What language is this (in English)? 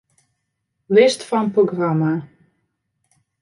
Western Frisian